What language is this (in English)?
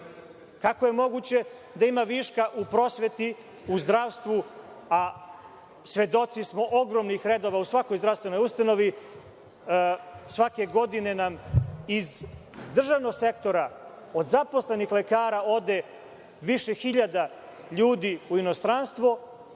Serbian